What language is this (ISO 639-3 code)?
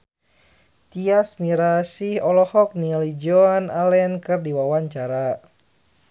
sun